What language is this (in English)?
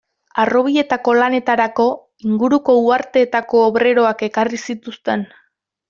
Basque